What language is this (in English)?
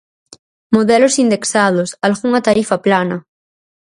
Galician